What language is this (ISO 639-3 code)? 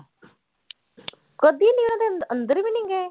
pan